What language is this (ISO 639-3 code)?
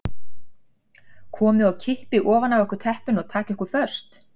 isl